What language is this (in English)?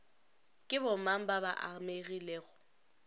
Northern Sotho